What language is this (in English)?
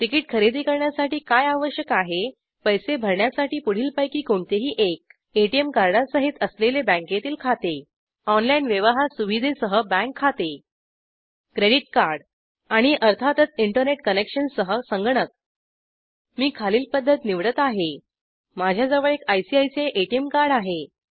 Marathi